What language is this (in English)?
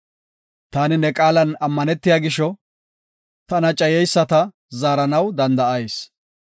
Gofa